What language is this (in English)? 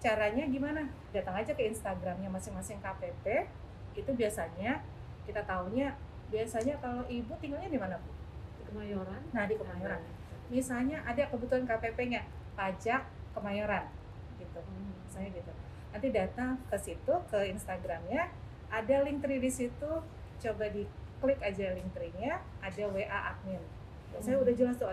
Indonesian